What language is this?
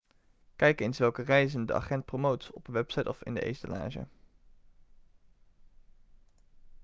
Dutch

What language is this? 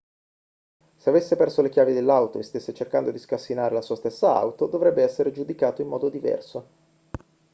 Italian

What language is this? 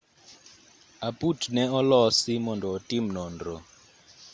Luo (Kenya and Tanzania)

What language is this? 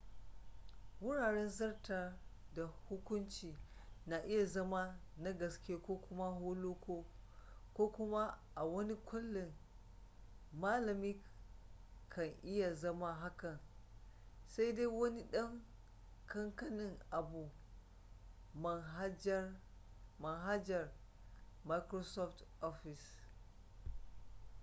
Hausa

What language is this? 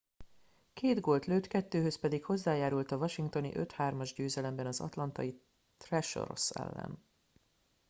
Hungarian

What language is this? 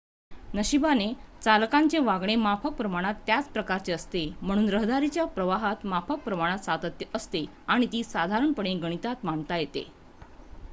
Marathi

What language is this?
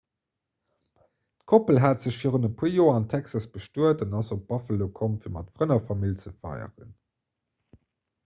Luxembourgish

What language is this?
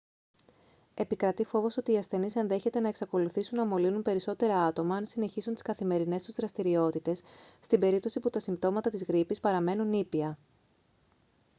Greek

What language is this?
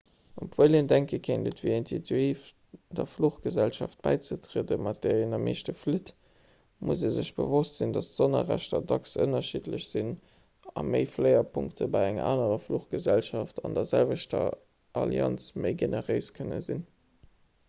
Luxembourgish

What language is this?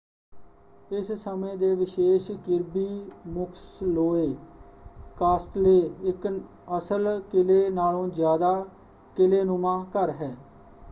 Punjabi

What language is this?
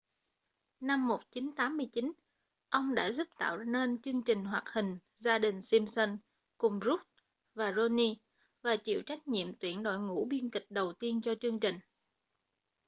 Vietnamese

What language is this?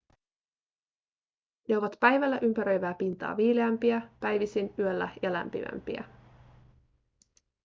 Finnish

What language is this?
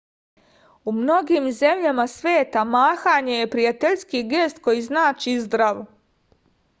Serbian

